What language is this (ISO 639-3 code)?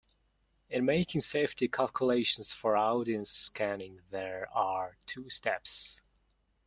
eng